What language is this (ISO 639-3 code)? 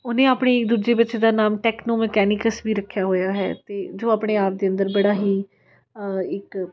pan